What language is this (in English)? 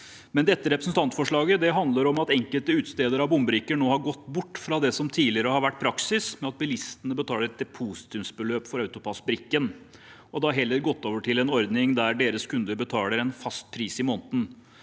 Norwegian